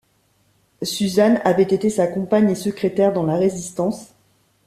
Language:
French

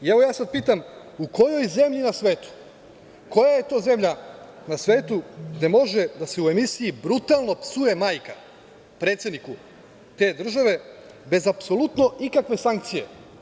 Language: Serbian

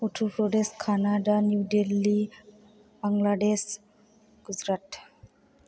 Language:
Bodo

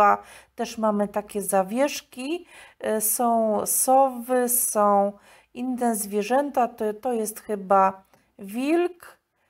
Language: Polish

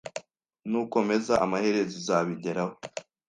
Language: Kinyarwanda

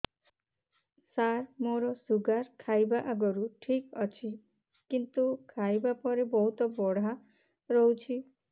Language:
Odia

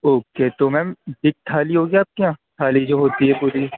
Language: Urdu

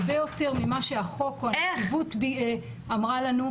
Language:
Hebrew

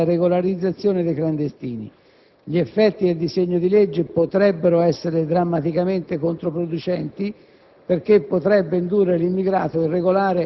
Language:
Italian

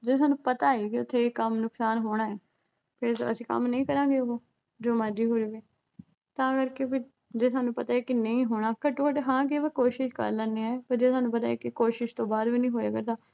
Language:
Punjabi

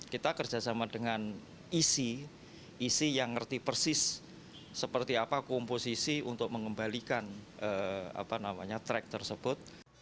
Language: Indonesian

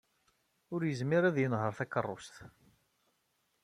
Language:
Kabyle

